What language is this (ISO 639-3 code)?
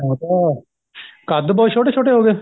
pan